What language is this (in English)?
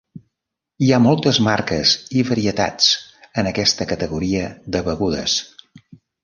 Catalan